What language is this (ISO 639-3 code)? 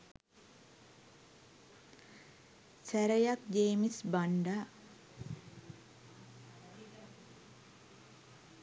sin